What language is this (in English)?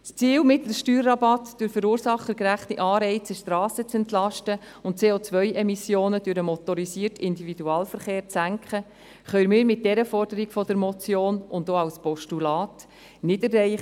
Swiss German